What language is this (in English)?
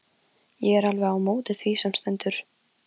Icelandic